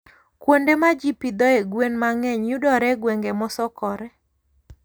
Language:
Luo (Kenya and Tanzania)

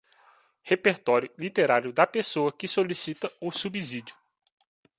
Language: Portuguese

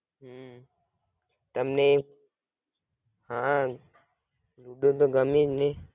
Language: Gujarati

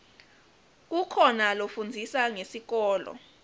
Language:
Swati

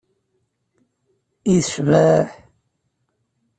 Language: Kabyle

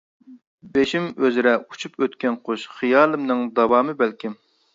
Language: Uyghur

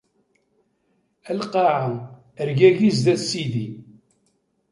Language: Kabyle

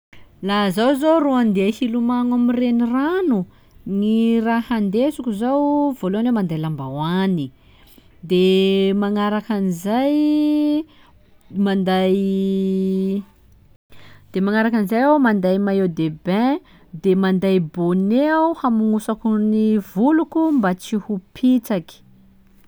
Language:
Sakalava Malagasy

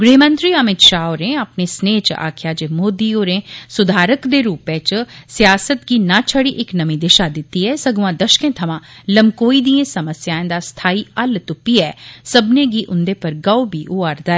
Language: Dogri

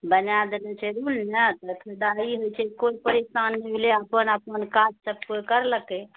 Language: Maithili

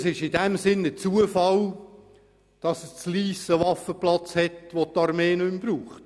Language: Swiss German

